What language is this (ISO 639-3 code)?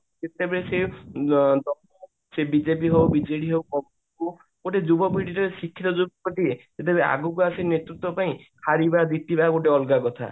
ori